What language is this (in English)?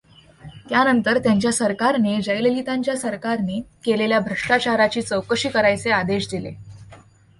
Marathi